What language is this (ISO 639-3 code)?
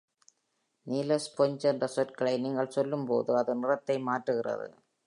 tam